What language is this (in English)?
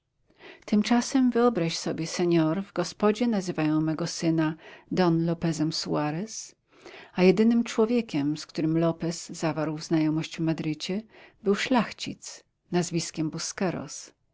Polish